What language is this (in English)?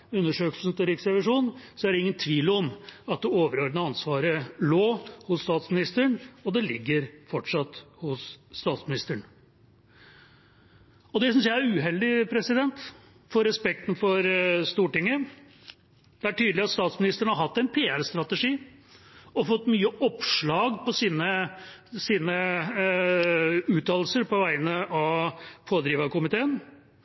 Norwegian Bokmål